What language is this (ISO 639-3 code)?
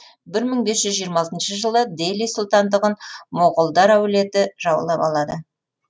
kaz